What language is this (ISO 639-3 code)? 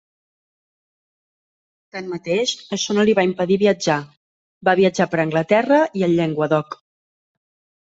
cat